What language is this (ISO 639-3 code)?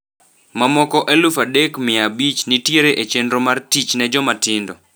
luo